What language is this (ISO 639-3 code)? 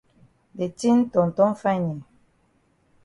wes